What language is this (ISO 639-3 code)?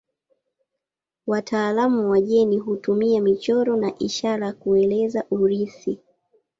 swa